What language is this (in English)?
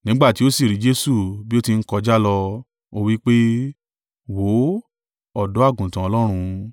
Yoruba